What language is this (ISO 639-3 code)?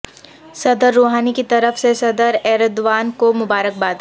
urd